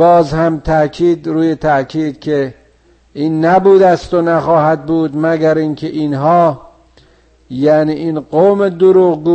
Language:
Persian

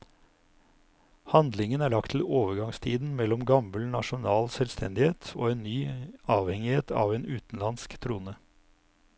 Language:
Norwegian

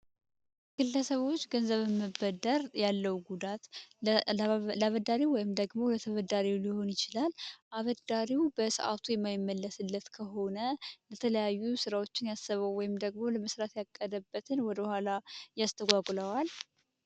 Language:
Amharic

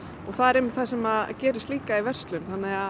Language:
Icelandic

